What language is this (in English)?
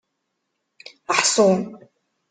Kabyle